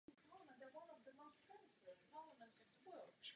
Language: Czech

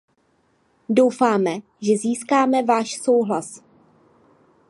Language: Czech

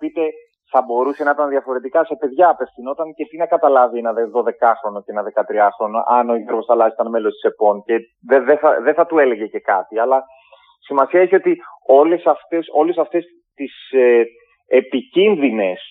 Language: Greek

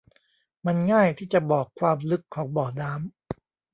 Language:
Thai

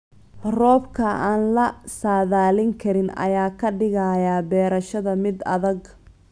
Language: Somali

